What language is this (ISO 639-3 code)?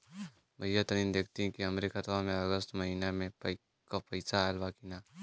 bho